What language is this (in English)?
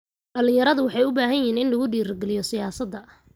Somali